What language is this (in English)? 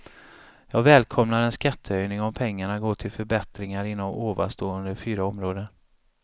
Swedish